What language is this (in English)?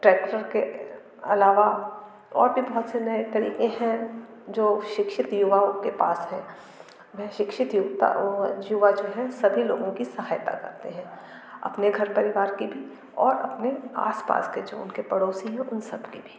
Hindi